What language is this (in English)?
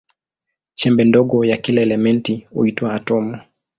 Swahili